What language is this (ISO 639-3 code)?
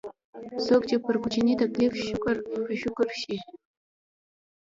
pus